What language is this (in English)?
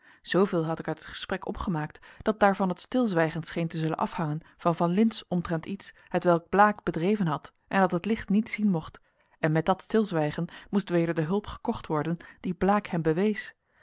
Dutch